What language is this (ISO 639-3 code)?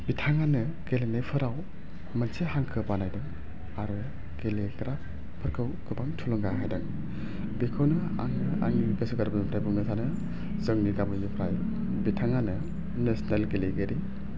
brx